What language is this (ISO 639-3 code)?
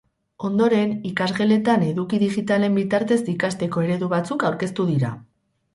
eus